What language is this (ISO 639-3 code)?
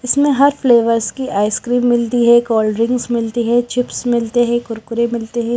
hin